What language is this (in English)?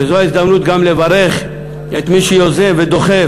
Hebrew